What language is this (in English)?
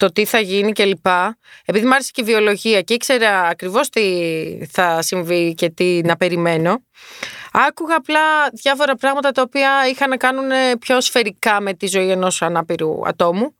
Greek